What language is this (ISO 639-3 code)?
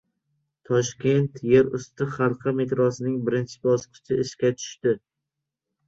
uzb